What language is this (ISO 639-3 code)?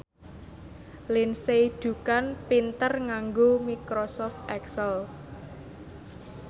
jav